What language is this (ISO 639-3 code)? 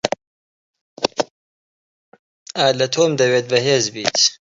ckb